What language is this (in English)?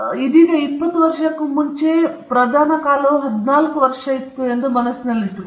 Kannada